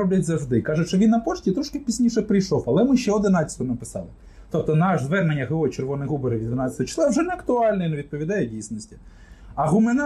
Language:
Ukrainian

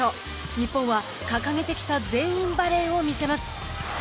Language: Japanese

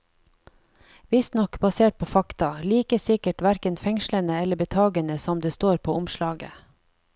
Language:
Norwegian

